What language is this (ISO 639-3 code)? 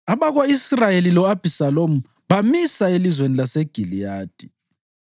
nde